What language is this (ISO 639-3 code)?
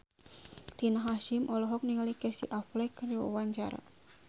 sun